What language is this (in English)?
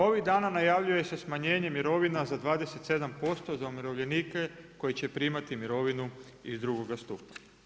Croatian